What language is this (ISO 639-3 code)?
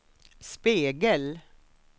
swe